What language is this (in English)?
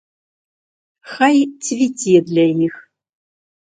Belarusian